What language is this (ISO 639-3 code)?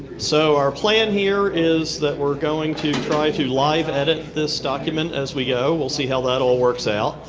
eng